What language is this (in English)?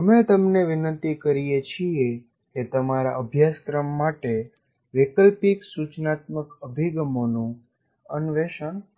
Gujarati